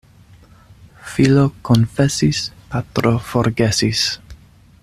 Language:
Esperanto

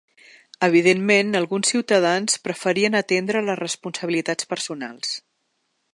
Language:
Catalan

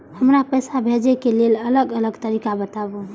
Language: Maithili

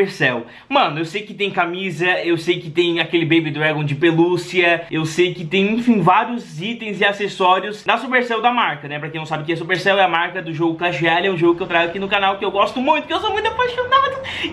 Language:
Portuguese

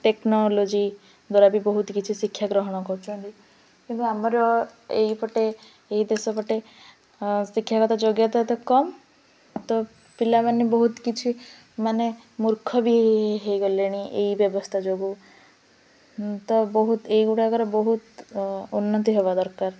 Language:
Odia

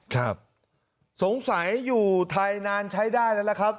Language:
Thai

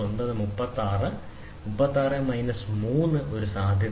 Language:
Malayalam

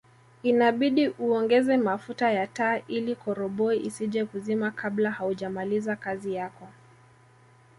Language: Swahili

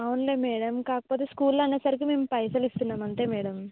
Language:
Telugu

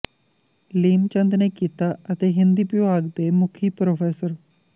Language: Punjabi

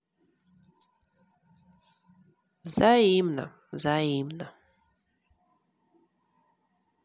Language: Russian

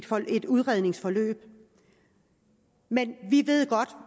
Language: Danish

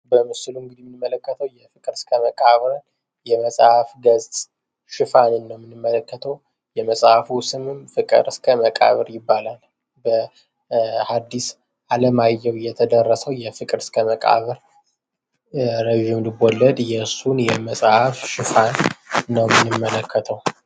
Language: Amharic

